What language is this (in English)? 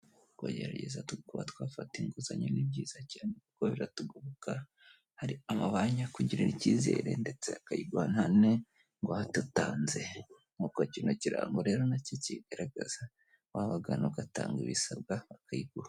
Kinyarwanda